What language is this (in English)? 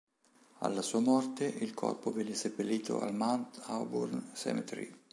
Italian